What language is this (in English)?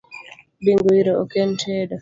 Luo (Kenya and Tanzania)